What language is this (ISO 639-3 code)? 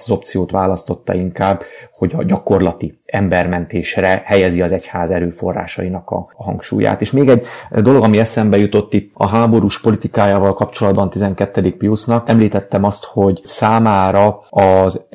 hun